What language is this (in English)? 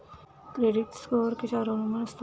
Marathi